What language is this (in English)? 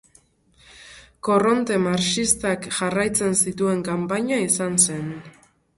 Basque